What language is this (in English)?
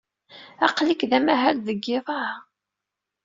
Kabyle